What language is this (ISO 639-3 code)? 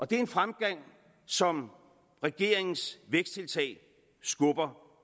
dan